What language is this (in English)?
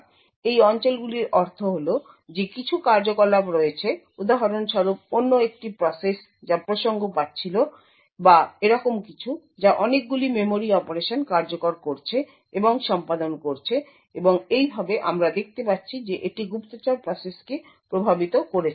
Bangla